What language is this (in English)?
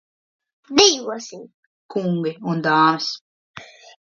Latvian